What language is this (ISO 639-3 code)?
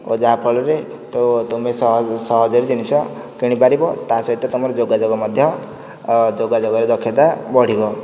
ori